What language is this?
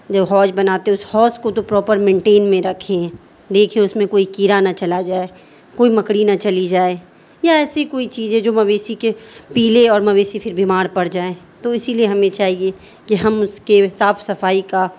Urdu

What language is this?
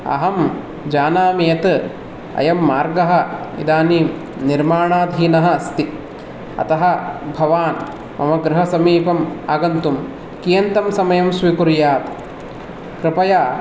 Sanskrit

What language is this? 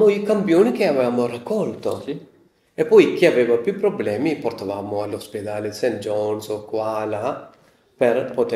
Italian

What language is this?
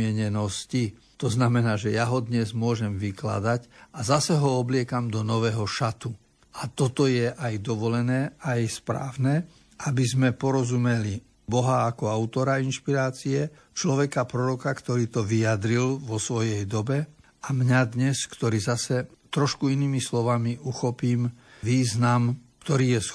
Slovak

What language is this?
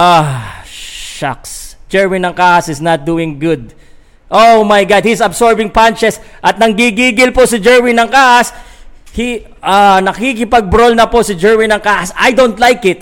Filipino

